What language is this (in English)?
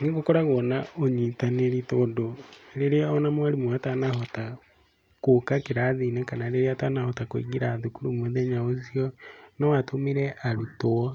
Kikuyu